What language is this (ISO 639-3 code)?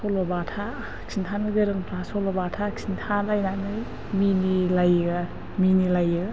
brx